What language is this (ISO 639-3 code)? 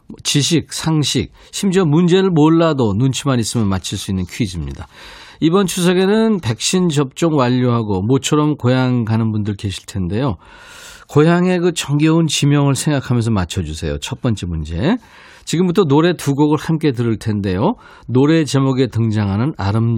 kor